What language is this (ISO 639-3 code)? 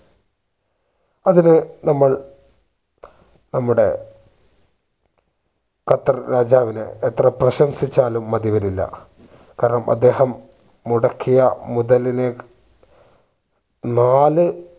mal